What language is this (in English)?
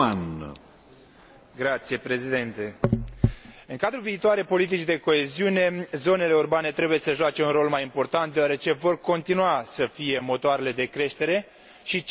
Romanian